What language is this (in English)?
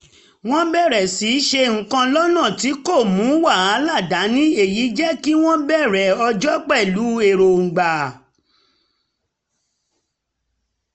Yoruba